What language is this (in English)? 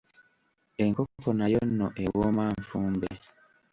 Ganda